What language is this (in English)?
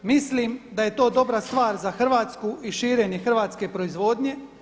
Croatian